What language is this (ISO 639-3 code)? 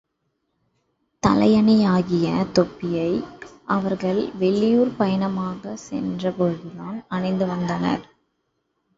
tam